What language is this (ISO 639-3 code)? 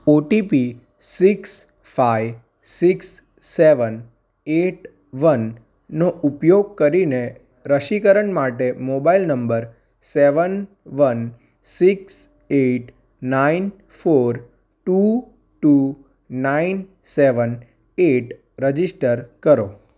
guj